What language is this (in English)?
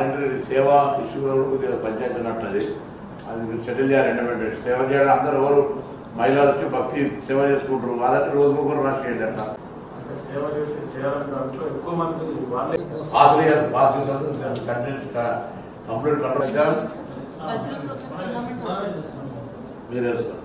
Telugu